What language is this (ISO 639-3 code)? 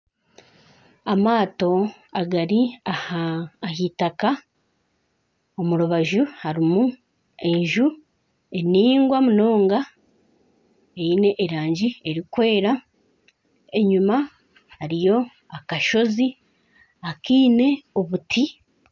nyn